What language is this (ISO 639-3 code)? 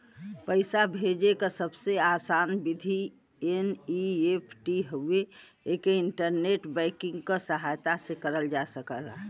bho